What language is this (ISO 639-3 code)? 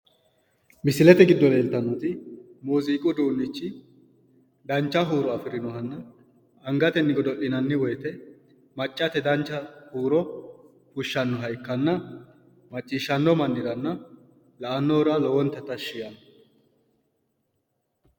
sid